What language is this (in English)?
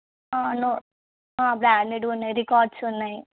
Telugu